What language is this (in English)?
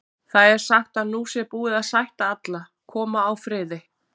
Icelandic